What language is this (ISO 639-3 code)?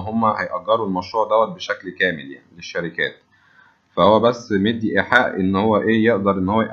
ara